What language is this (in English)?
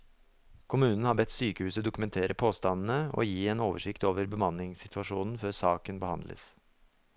Norwegian